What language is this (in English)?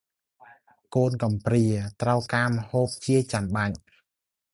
Khmer